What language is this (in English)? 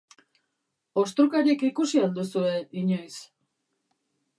Basque